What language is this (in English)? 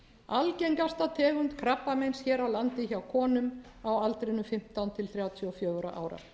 Icelandic